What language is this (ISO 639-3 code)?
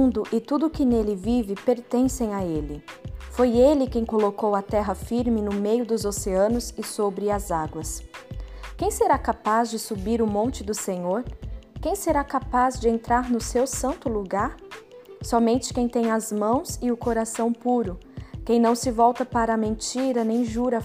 por